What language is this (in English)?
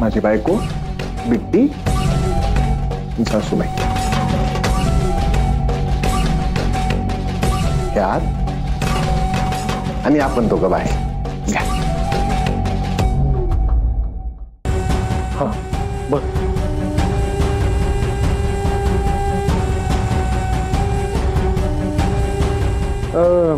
Marathi